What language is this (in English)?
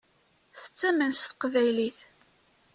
Kabyle